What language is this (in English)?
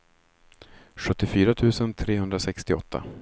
Swedish